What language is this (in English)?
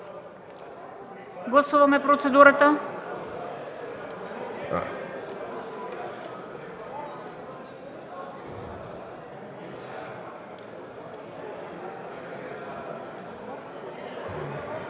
Bulgarian